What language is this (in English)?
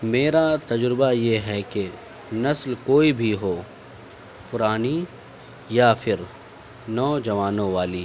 Urdu